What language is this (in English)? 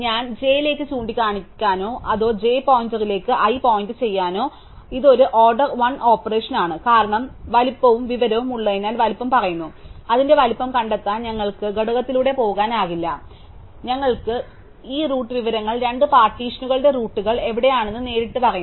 Malayalam